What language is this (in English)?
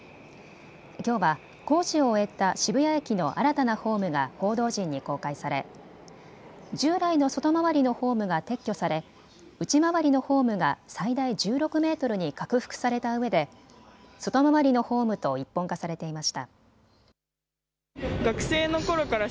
Japanese